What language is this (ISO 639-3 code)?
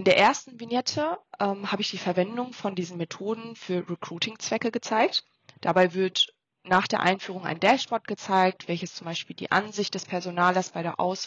deu